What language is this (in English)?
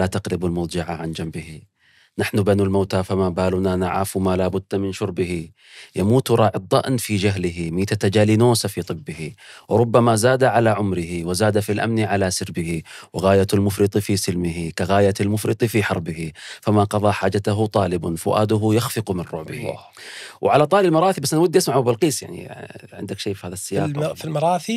Arabic